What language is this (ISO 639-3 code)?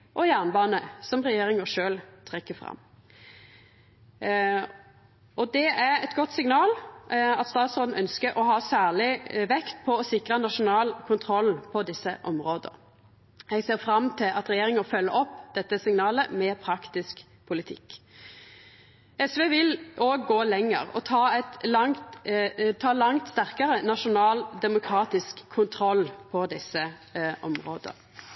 nno